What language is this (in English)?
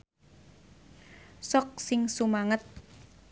Sundanese